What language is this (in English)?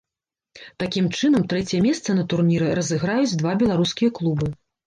Belarusian